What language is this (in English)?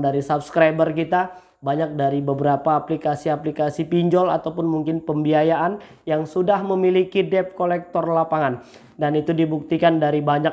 Indonesian